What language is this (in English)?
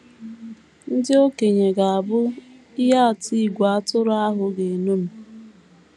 Igbo